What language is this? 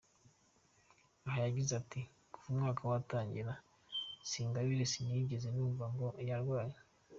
Kinyarwanda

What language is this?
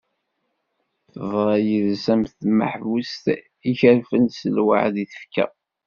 Kabyle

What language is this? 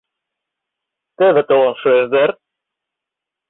Mari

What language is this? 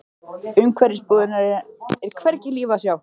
Icelandic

